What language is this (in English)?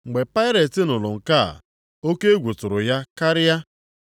Igbo